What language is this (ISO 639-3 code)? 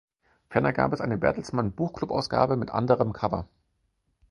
deu